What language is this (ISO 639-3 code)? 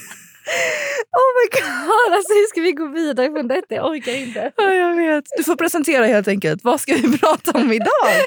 swe